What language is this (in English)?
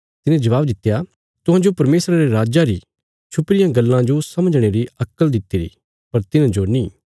Bilaspuri